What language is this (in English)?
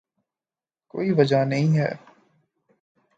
Urdu